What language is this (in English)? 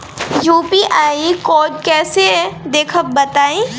Bhojpuri